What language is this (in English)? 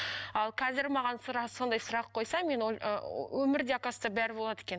Kazakh